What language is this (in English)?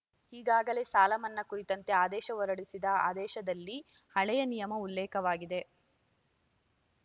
Kannada